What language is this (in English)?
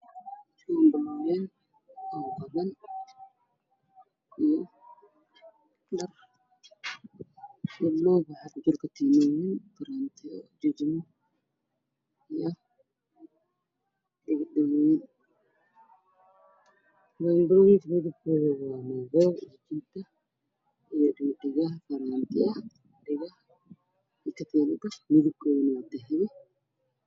Somali